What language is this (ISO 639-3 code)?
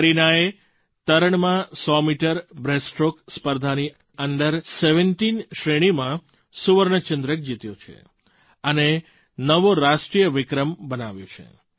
guj